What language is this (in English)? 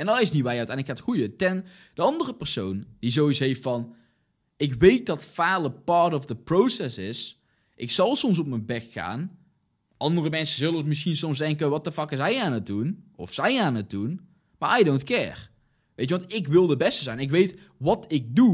Dutch